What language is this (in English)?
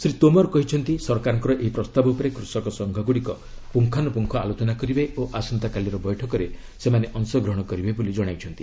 Odia